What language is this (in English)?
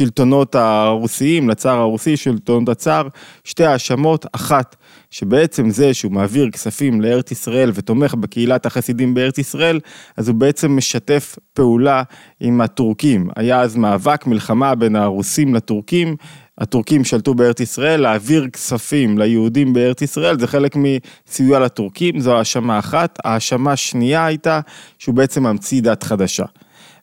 Hebrew